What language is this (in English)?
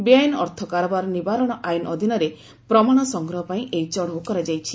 Odia